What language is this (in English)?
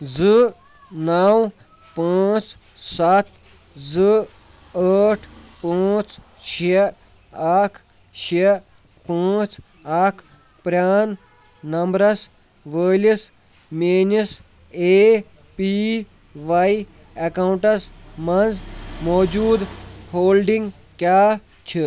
Kashmiri